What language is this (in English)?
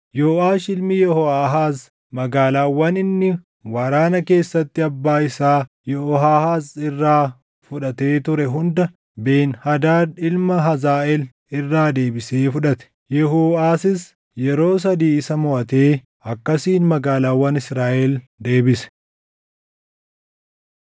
Oromo